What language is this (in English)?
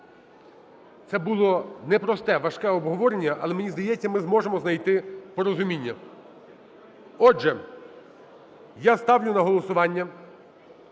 Ukrainian